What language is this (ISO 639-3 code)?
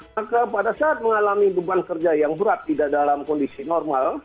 ind